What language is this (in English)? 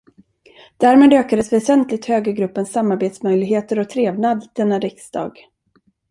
Swedish